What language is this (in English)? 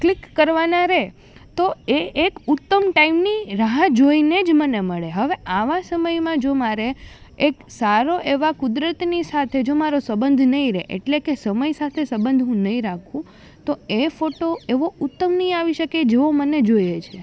Gujarati